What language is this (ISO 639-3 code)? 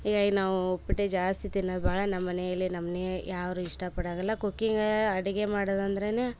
kan